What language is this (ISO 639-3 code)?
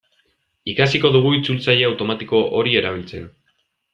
eus